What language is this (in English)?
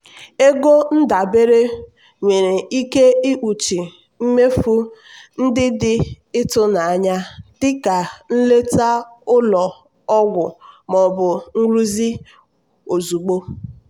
Igbo